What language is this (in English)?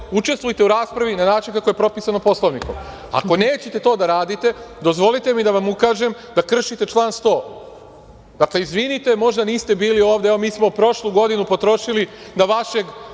Serbian